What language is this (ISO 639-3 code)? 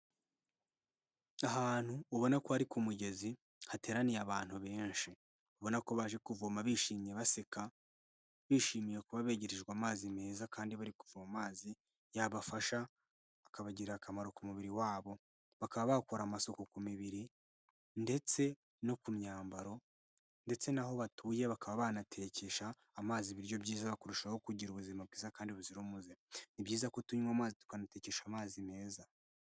kin